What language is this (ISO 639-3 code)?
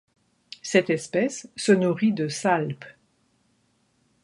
fra